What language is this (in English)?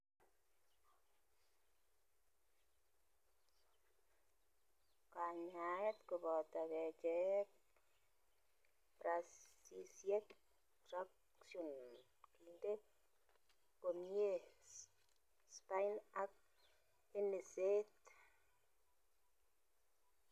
Kalenjin